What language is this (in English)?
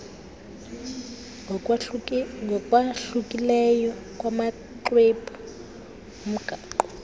Xhosa